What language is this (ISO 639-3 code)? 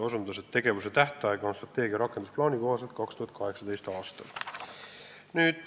est